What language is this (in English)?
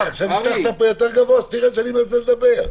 Hebrew